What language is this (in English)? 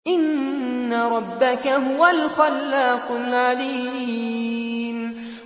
Arabic